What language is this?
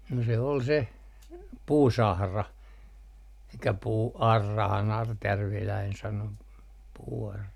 Finnish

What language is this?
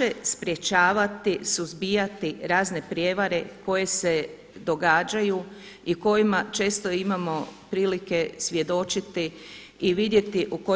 Croatian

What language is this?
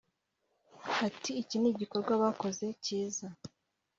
Kinyarwanda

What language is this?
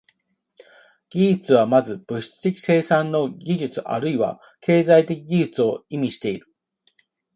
Japanese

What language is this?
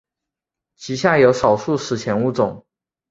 Chinese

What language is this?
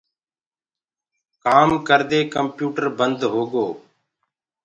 Gurgula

